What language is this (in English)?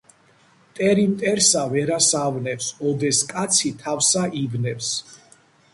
Georgian